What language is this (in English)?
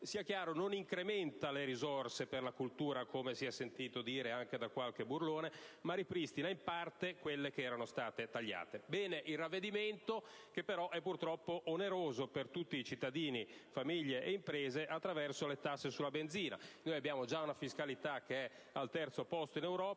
Italian